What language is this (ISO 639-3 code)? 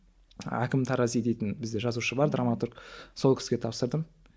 kaz